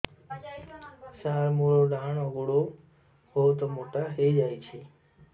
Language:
Odia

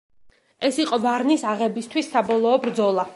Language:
Georgian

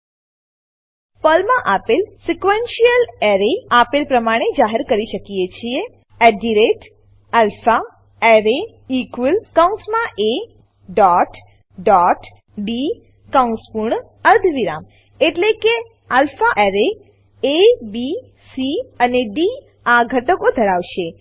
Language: Gujarati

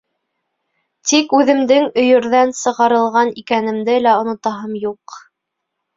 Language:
Bashkir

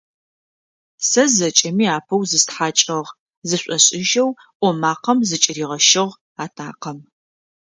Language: Adyghe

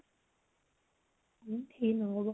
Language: Assamese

